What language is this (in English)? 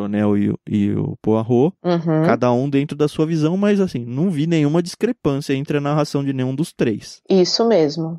Portuguese